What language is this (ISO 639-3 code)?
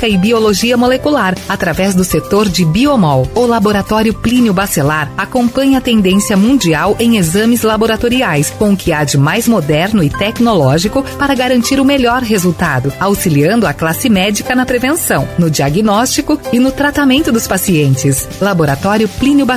por